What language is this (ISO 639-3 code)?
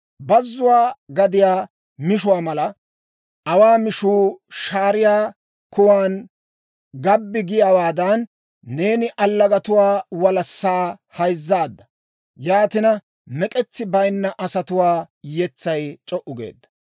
dwr